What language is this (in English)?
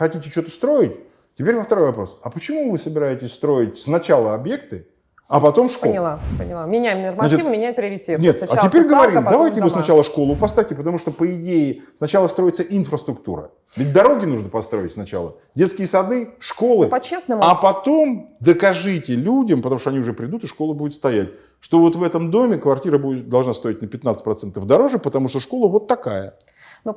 Russian